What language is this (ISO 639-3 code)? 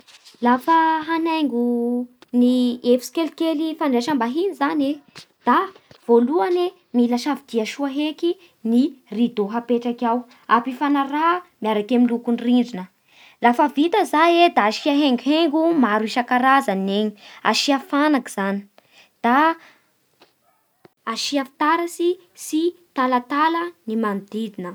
bhr